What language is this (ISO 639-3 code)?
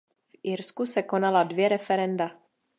ces